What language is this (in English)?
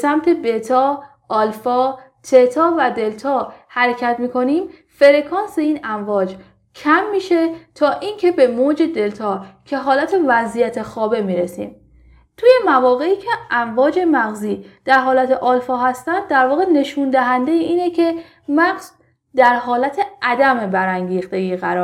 Persian